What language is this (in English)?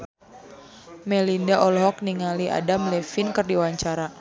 Sundanese